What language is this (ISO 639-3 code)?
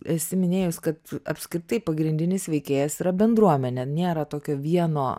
lit